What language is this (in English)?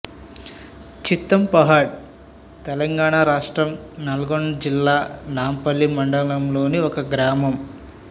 Telugu